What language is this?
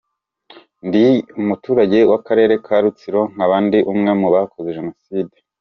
Kinyarwanda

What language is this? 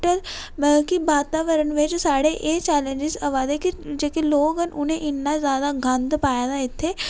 Dogri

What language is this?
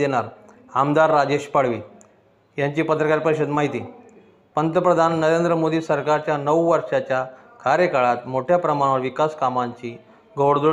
Marathi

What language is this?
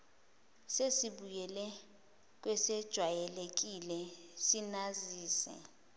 Zulu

